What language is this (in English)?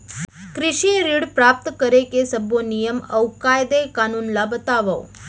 Chhattisgarhi